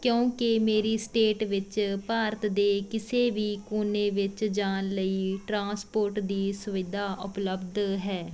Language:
Punjabi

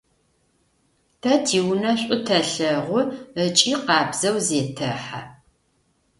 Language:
Adyghe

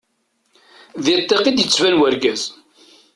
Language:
Kabyle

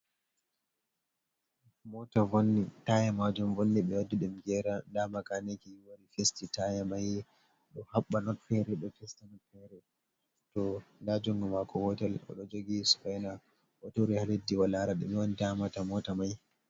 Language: Fula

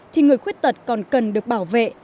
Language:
Vietnamese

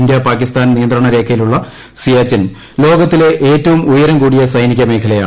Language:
Malayalam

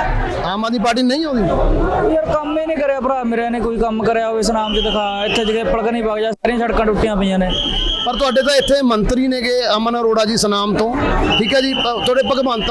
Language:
Punjabi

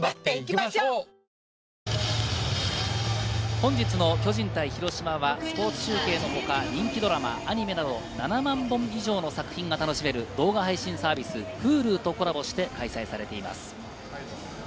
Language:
Japanese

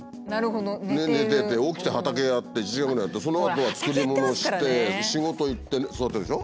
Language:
Japanese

